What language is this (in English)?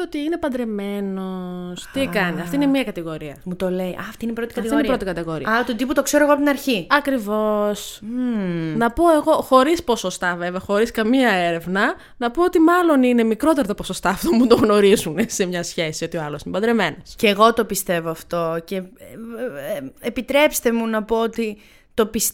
Greek